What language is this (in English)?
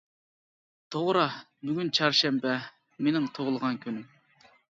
Uyghur